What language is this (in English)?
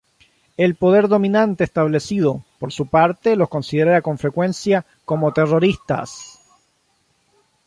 Spanish